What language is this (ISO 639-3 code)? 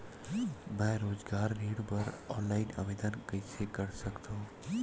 hne